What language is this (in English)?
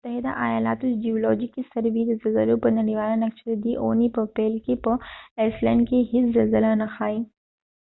Pashto